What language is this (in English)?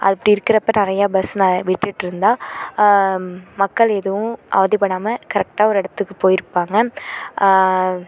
Tamil